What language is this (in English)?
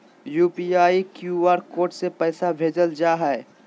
Magahi